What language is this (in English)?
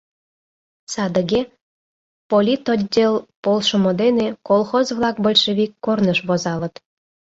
Mari